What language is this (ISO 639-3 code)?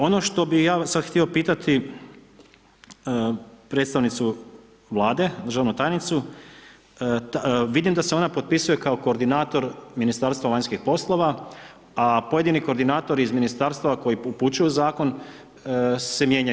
hrv